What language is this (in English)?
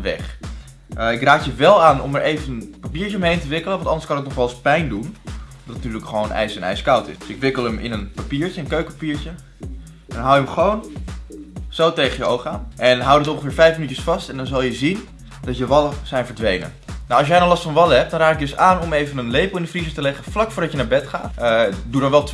Dutch